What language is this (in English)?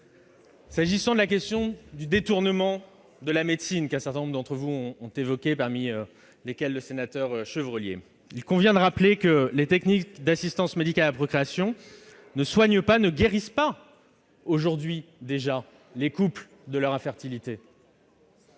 French